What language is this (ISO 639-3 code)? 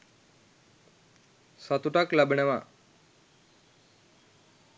sin